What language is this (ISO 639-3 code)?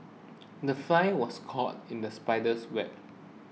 eng